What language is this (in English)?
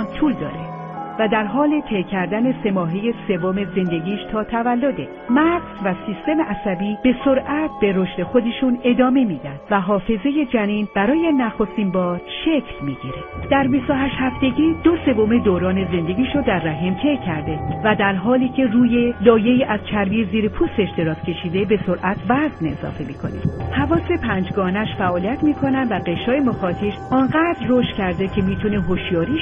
Persian